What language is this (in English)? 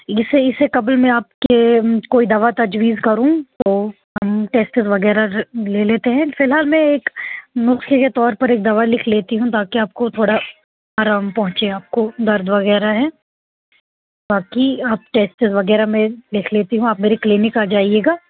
Urdu